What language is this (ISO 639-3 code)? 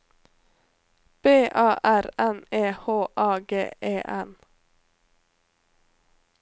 nor